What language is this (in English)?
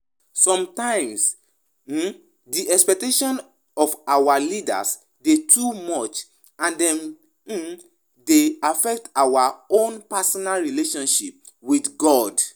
Nigerian Pidgin